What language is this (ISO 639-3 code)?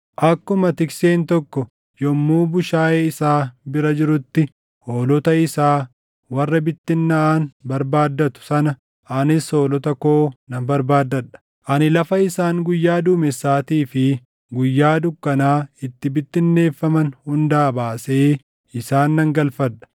orm